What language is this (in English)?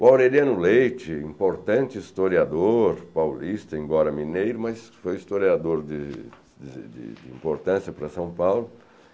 Portuguese